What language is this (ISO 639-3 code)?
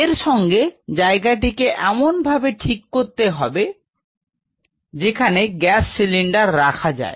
ben